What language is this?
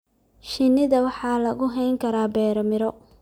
Somali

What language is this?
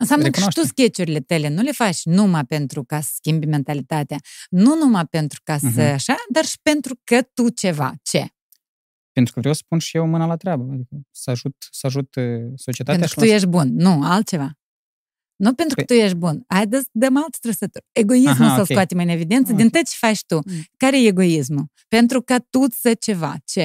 Romanian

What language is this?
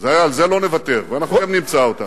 Hebrew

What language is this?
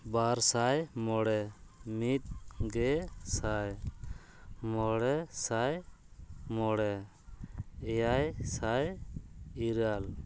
Santali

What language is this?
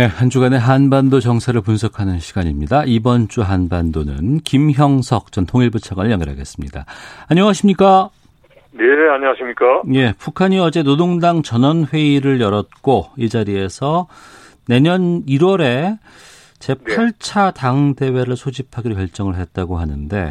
Korean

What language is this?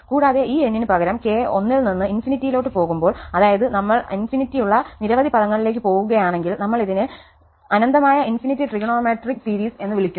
Malayalam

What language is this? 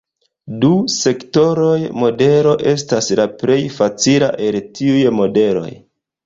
Esperanto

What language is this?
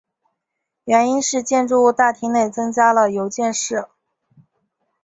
Chinese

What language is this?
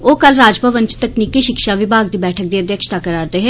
Dogri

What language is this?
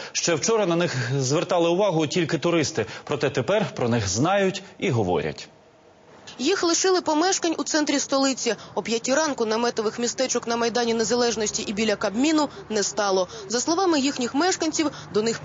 Ukrainian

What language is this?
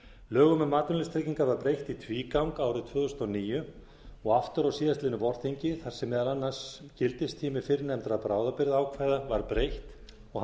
Icelandic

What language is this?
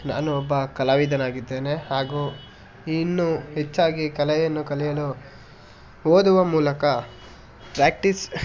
Kannada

